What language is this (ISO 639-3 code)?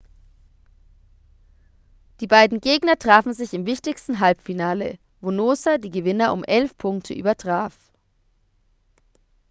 deu